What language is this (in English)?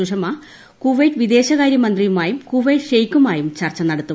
Malayalam